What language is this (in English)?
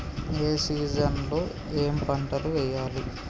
Telugu